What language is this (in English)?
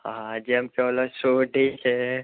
Gujarati